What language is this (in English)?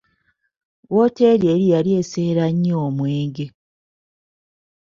Ganda